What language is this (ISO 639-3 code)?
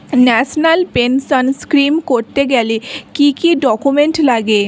ben